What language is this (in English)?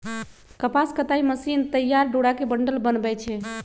Magahi